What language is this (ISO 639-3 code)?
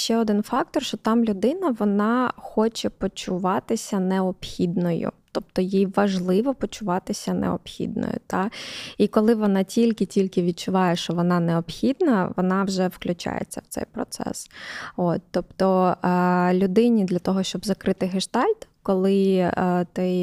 ukr